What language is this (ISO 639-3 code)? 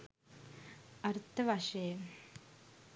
sin